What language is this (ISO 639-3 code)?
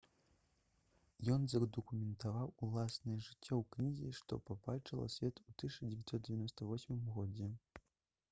bel